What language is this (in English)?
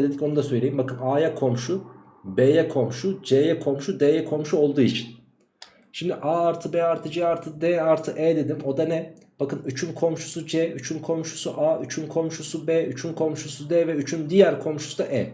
Turkish